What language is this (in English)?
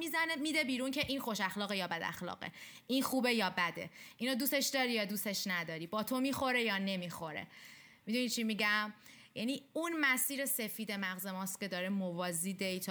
Persian